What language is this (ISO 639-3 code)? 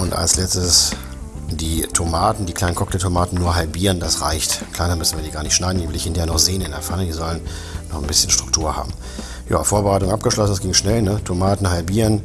deu